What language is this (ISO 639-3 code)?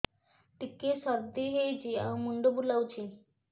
ori